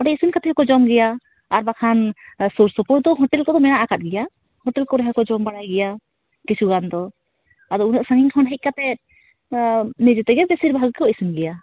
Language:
Santali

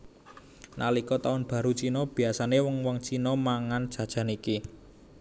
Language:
Javanese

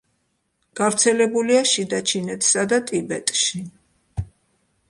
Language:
Georgian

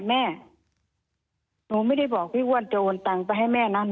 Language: Thai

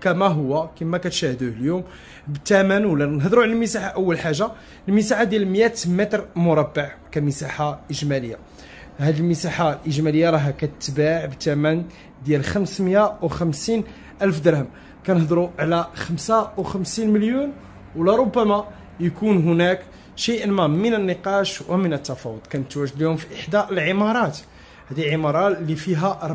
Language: Arabic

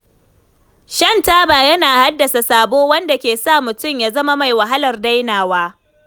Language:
Hausa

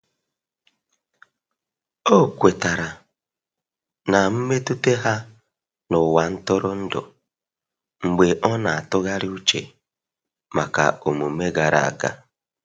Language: Igbo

